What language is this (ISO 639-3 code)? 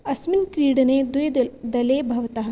san